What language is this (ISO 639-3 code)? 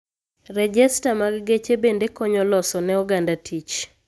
luo